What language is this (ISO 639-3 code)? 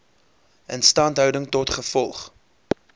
afr